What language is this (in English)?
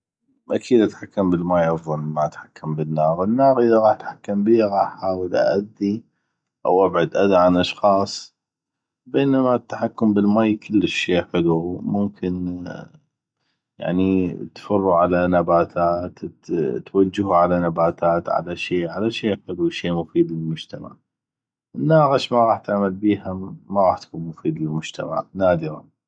North Mesopotamian Arabic